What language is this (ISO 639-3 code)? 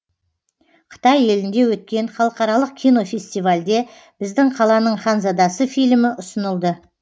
kaz